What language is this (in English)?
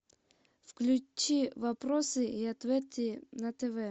Russian